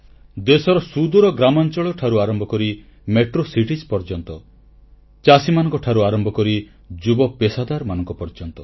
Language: Odia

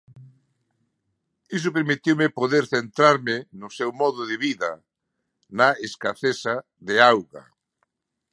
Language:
Galician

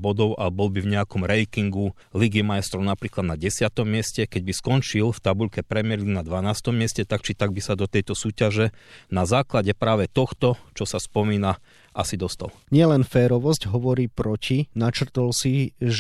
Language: Slovak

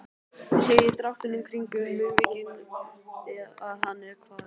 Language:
Icelandic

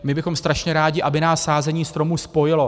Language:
Czech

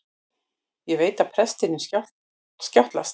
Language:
Icelandic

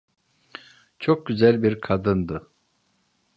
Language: Turkish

